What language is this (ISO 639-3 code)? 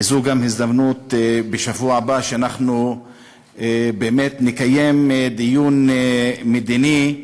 heb